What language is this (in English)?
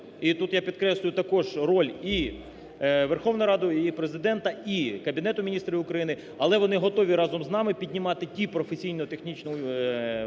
Ukrainian